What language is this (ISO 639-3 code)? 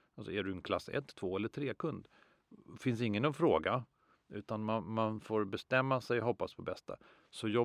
swe